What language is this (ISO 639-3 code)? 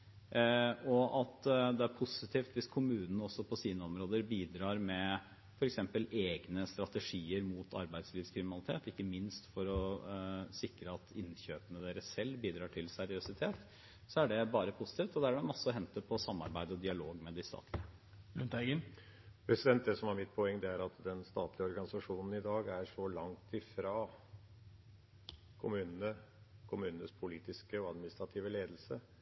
nob